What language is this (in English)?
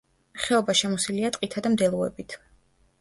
Georgian